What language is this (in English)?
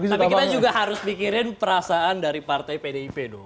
Indonesian